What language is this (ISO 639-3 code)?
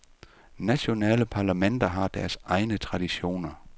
dan